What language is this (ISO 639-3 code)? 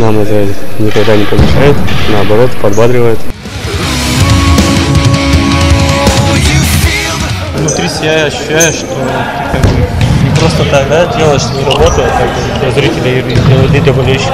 rus